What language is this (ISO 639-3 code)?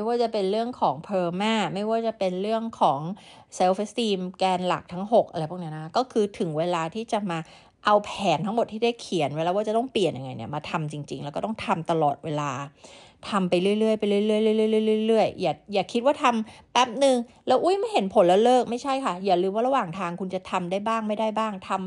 tha